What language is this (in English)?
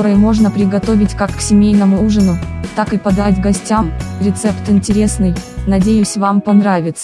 Russian